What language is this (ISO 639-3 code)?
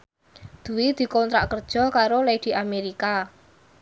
jav